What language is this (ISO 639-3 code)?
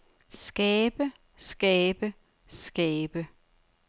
dan